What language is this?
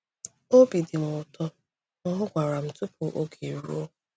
Igbo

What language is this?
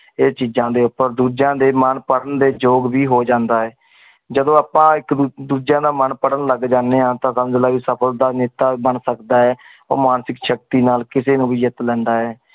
Punjabi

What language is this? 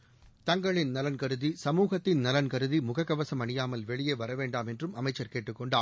Tamil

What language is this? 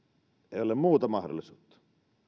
Finnish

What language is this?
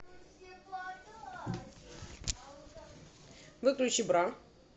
Russian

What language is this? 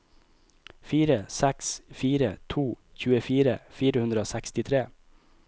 Norwegian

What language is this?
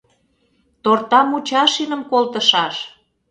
Mari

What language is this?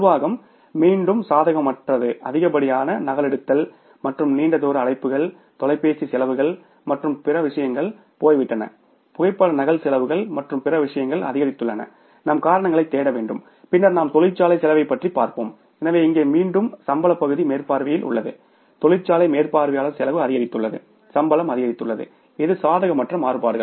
Tamil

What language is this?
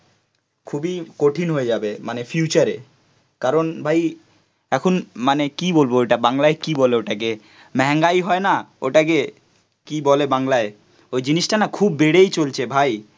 Bangla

